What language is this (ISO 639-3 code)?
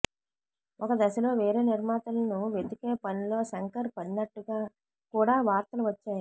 tel